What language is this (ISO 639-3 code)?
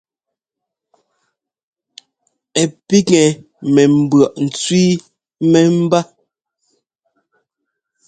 jgo